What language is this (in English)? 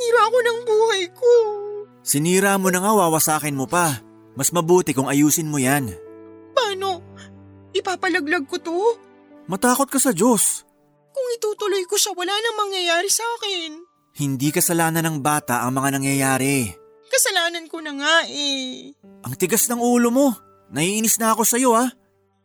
Filipino